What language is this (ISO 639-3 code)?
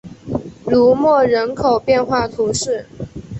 zho